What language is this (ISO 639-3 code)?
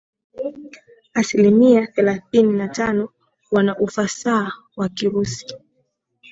swa